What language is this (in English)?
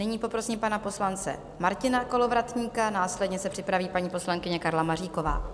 Czech